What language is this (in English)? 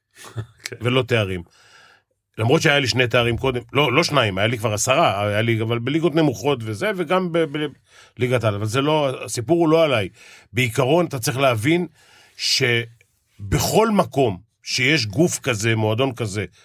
Hebrew